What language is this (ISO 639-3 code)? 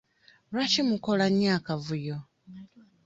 lug